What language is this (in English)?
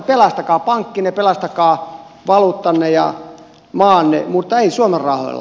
Finnish